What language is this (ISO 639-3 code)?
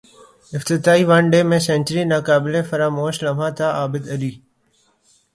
urd